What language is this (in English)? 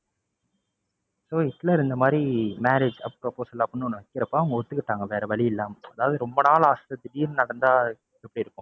Tamil